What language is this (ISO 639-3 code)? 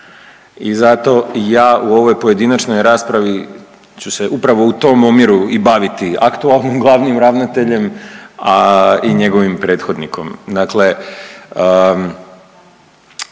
hrv